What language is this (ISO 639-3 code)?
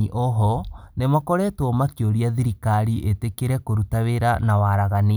kik